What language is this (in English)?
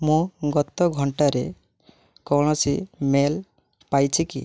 Odia